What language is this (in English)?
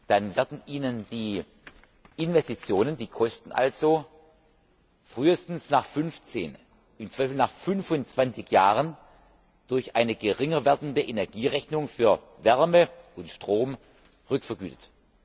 German